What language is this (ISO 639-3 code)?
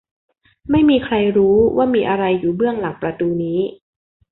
tha